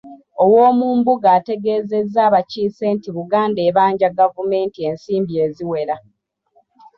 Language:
Ganda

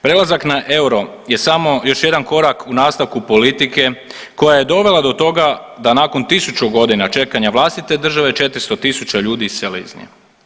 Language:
Croatian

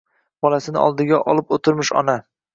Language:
Uzbek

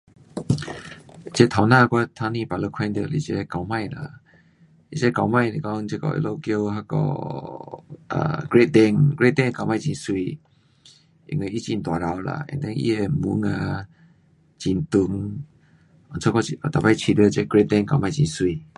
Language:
Pu-Xian Chinese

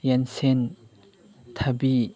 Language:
Manipuri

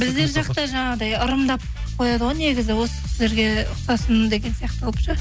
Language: Kazakh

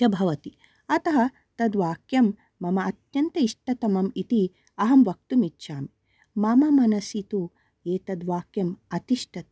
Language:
Sanskrit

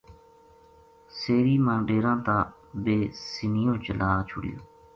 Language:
Gujari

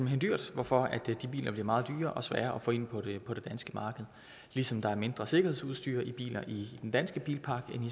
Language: Danish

